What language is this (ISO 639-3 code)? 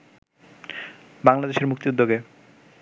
ben